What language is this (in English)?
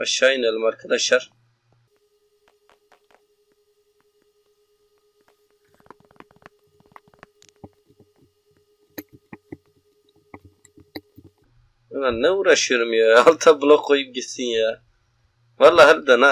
Turkish